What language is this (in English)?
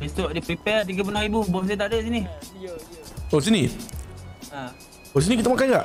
Malay